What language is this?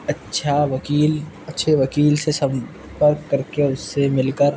Urdu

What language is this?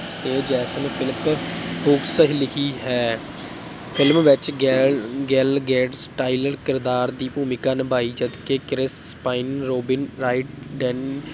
Punjabi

